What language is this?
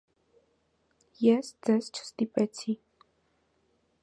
Armenian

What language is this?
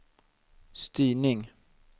Swedish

